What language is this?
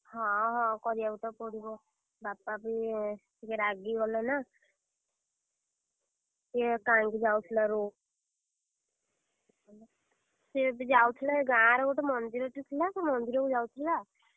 Odia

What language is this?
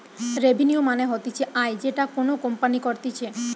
Bangla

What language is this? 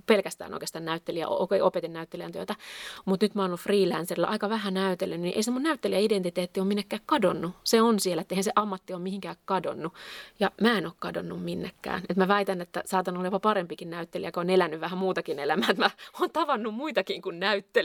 Finnish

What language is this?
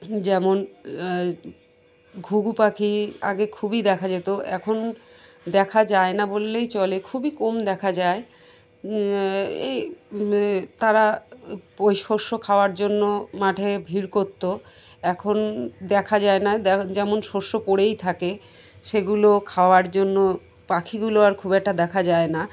Bangla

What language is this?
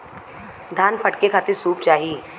Bhojpuri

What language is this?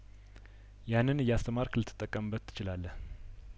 Amharic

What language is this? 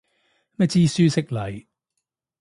Cantonese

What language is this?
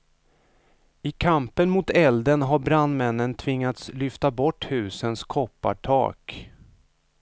Swedish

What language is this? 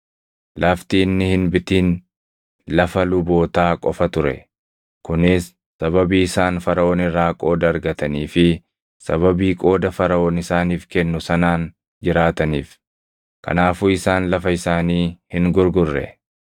Oromo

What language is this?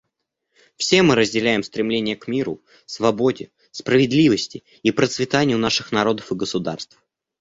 Russian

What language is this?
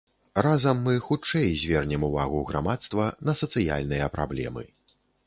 Belarusian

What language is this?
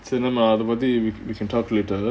English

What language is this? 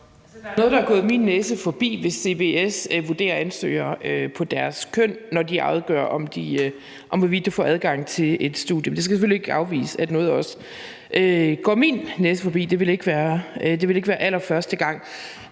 Danish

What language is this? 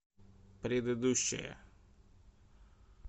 Russian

